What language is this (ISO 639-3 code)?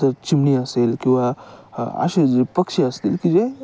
mar